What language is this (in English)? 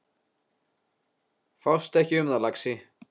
Icelandic